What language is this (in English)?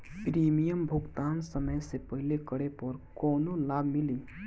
Bhojpuri